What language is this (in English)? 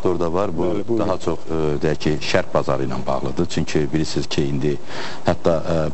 Turkish